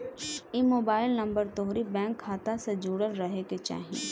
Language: Bhojpuri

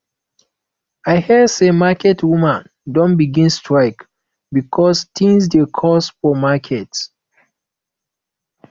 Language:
Nigerian Pidgin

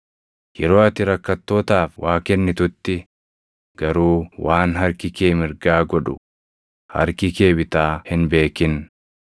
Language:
Oromo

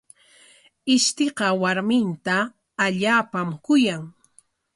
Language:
Corongo Ancash Quechua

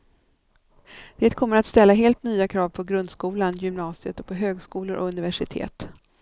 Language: Swedish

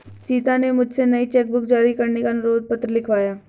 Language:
Hindi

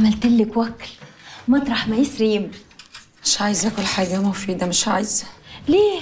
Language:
Arabic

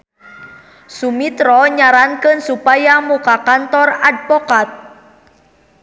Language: Sundanese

